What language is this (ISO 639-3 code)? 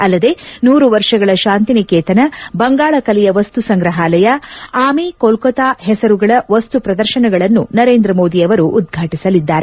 kan